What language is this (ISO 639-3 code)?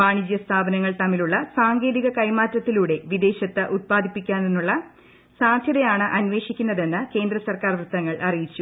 mal